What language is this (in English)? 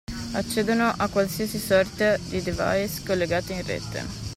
Italian